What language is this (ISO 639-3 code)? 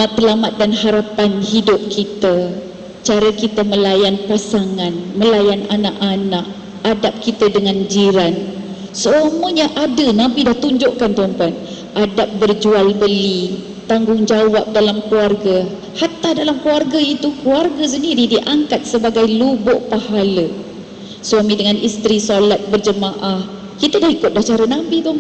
msa